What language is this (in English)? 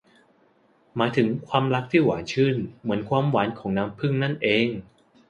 Thai